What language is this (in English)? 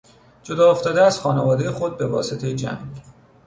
Persian